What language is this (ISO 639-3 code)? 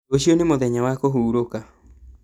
kik